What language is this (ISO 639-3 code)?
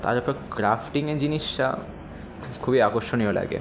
ben